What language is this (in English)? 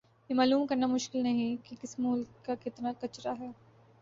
Urdu